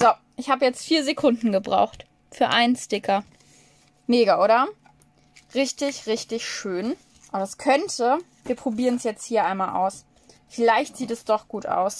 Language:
German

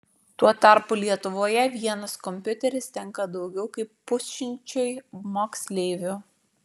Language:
Lithuanian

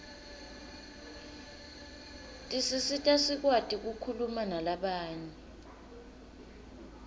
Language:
Swati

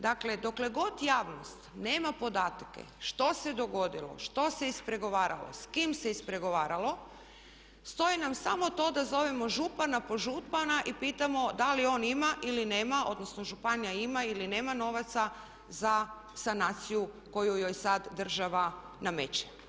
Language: Croatian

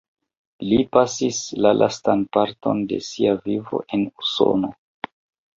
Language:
Esperanto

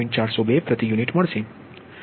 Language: Gujarati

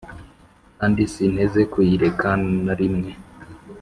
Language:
Kinyarwanda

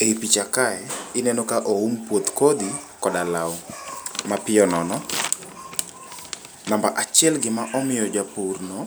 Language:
Luo (Kenya and Tanzania)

